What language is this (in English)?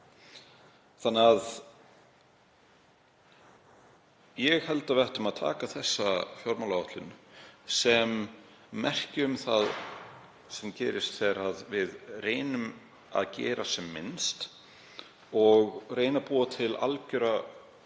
Icelandic